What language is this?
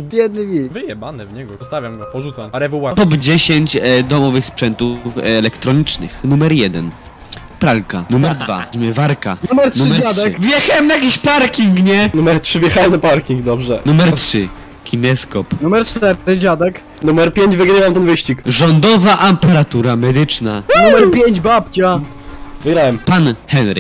Polish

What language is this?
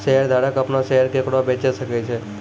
Maithili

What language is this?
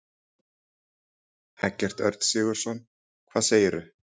Icelandic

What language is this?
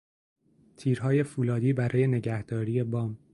Persian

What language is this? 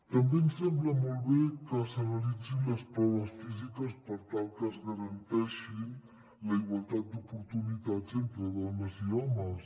Catalan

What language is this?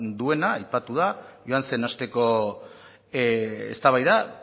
Basque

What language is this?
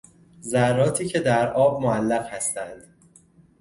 Persian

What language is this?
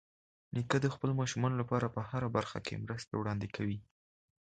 Pashto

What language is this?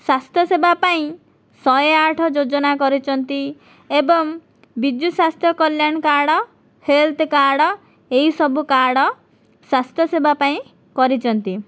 Odia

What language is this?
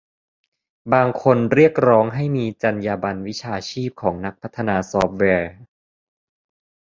Thai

